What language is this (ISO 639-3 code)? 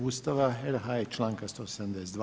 hrv